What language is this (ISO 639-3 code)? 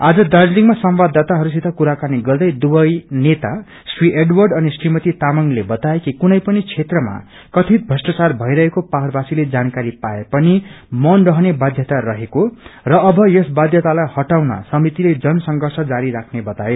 nep